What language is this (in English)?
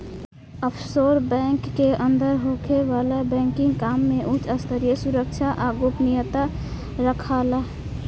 Bhojpuri